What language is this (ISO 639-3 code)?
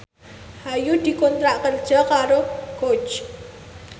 jav